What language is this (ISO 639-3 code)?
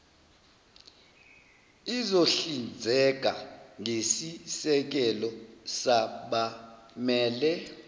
zul